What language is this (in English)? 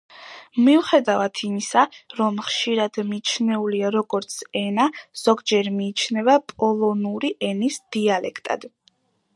Georgian